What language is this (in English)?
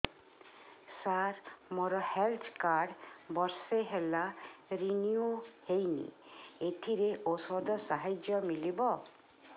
Odia